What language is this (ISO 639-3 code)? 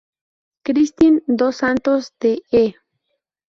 spa